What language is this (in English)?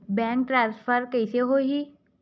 Chhattisgarhi